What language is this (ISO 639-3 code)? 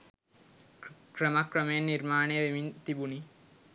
sin